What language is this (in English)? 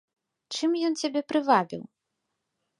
Belarusian